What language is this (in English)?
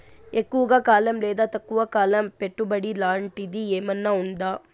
Telugu